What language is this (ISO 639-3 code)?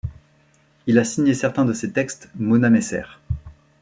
fra